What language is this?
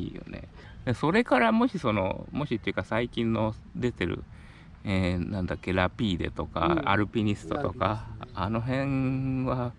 Japanese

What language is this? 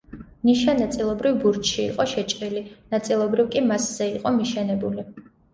Georgian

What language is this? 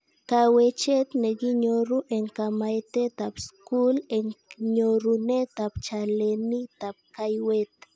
Kalenjin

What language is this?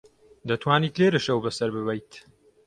Central Kurdish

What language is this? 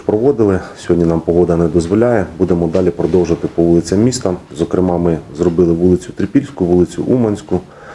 Ukrainian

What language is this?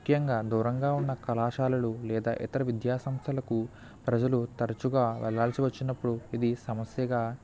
Telugu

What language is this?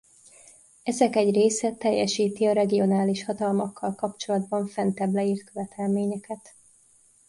Hungarian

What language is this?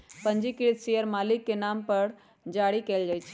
Magahi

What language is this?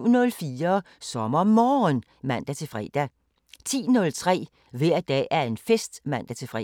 Danish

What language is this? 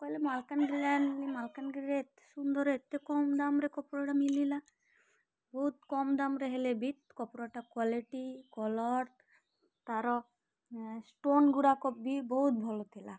Odia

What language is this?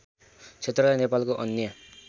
Nepali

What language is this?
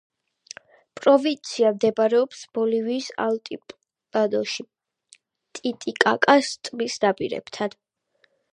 Georgian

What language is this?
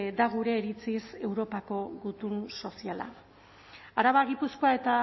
Basque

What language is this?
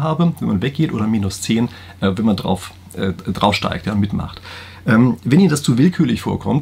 German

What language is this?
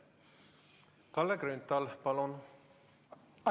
Estonian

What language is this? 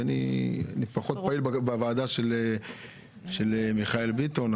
Hebrew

